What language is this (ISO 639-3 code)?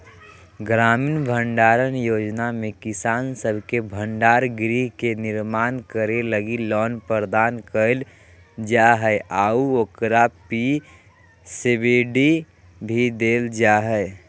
mag